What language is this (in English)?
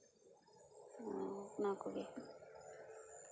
Santali